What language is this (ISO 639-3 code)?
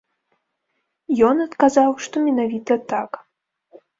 bel